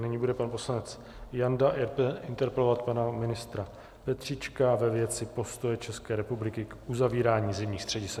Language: Czech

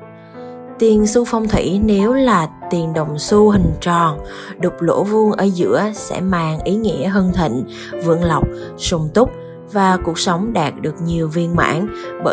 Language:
Vietnamese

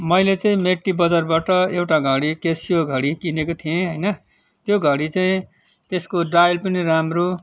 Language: Nepali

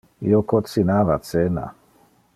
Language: Interlingua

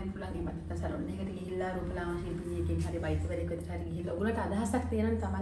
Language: Arabic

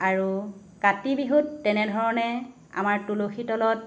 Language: Assamese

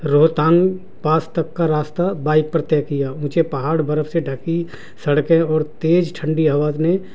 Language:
Urdu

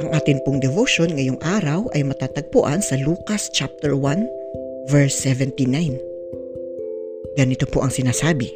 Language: Filipino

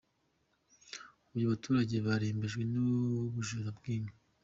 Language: Kinyarwanda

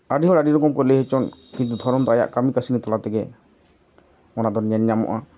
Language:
Santali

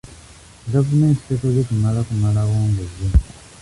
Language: Ganda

